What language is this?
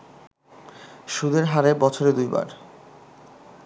Bangla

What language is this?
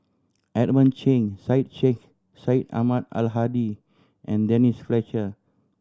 English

